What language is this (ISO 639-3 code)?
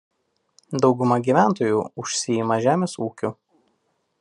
lit